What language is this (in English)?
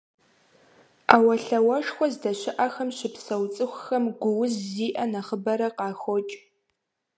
Kabardian